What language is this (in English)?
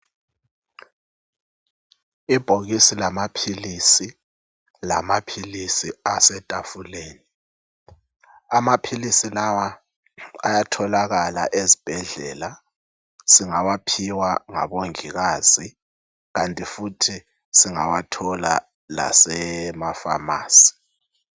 North Ndebele